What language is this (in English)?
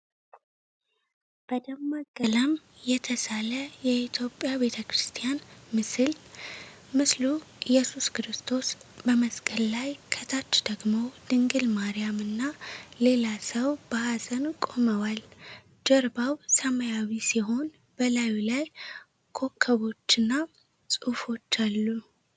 Amharic